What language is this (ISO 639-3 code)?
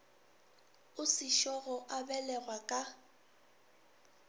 nso